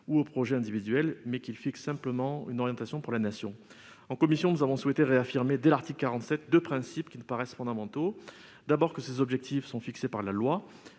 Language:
French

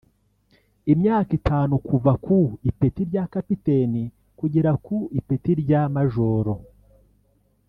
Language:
Kinyarwanda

